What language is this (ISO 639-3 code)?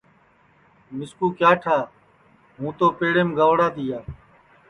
ssi